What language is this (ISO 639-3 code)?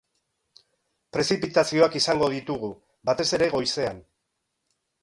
eus